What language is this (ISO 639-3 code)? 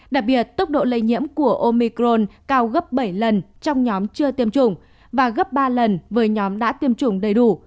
vie